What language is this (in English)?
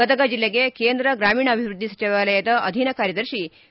Kannada